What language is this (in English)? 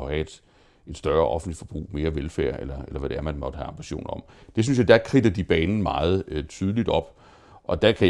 Danish